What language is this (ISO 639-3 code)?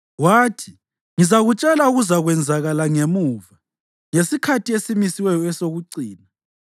nde